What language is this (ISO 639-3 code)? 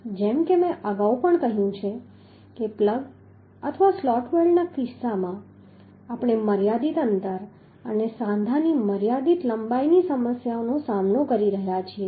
guj